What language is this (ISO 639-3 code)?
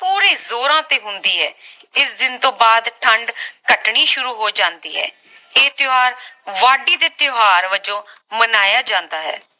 pan